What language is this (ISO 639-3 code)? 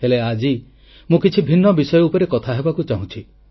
ori